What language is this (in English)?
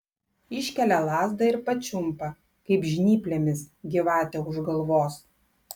Lithuanian